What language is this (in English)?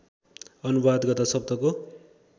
Nepali